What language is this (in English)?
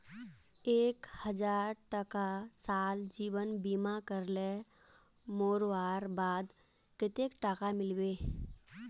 Magahi